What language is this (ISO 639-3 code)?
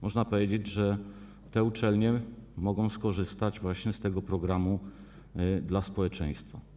pol